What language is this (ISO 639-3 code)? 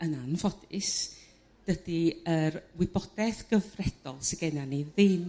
cym